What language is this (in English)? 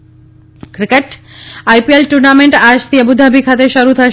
Gujarati